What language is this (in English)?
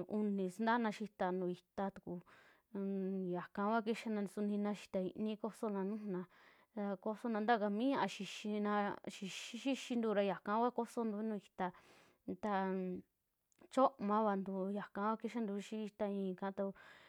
Western Juxtlahuaca Mixtec